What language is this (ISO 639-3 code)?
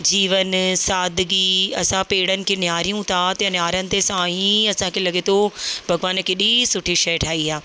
snd